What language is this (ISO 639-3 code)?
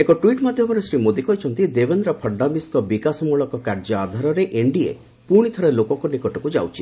ori